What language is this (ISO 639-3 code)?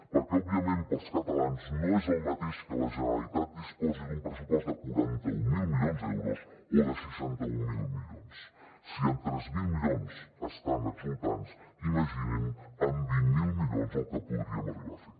cat